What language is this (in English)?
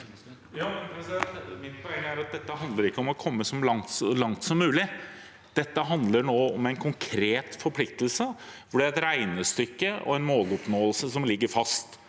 Norwegian